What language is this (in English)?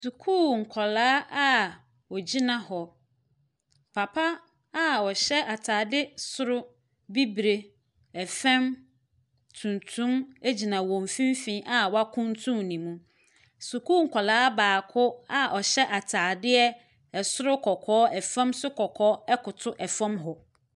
Akan